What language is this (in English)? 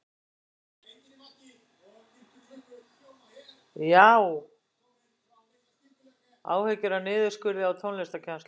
Icelandic